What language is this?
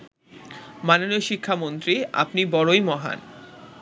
Bangla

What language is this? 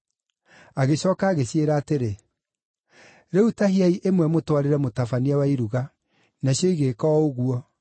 Kikuyu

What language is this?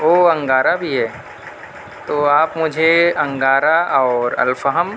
Urdu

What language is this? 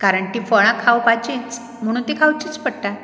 Konkani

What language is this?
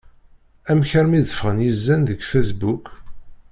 Kabyle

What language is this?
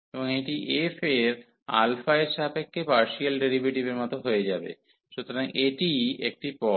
Bangla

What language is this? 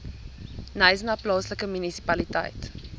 Afrikaans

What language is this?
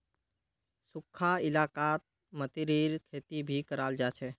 Magahi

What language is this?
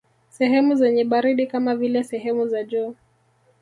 Swahili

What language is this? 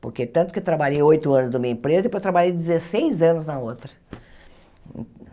Portuguese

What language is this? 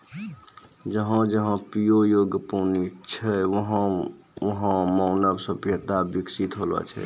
Maithili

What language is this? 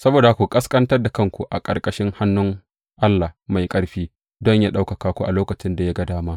Hausa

